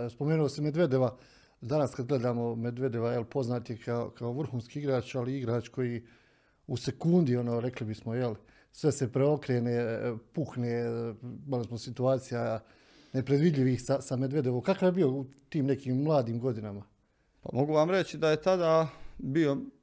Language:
Croatian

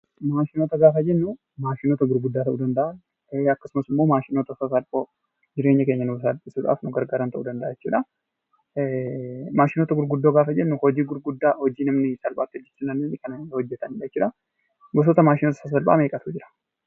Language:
Oromo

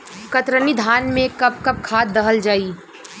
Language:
Bhojpuri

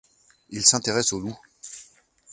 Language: French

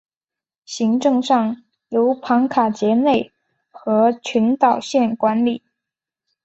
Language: Chinese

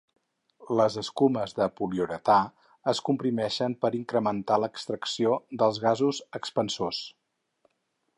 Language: Catalan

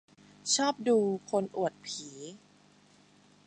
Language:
Thai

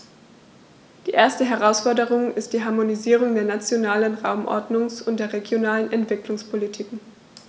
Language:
German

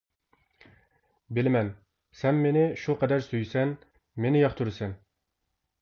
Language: Uyghur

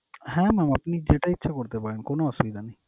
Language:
Bangla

